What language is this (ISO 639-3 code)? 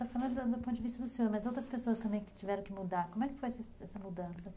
por